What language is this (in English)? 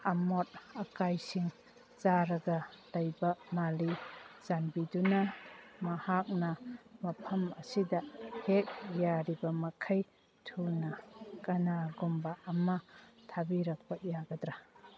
Manipuri